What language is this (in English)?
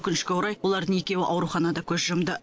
Kazakh